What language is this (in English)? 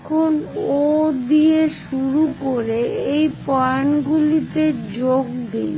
Bangla